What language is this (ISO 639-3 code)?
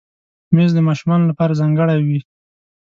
pus